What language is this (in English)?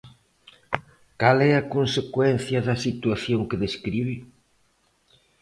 Galician